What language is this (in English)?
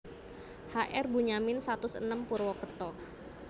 Javanese